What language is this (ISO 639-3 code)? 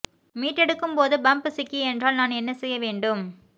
tam